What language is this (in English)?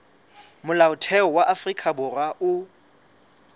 Southern Sotho